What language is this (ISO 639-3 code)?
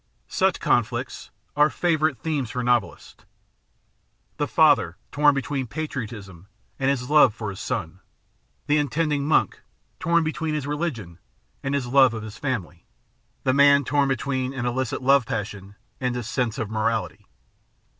eng